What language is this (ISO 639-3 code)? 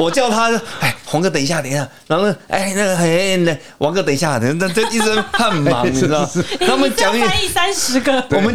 zho